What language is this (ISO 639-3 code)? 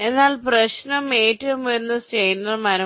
mal